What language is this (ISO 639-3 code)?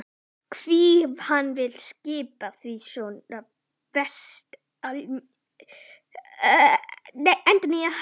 isl